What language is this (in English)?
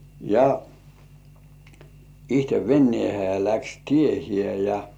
Finnish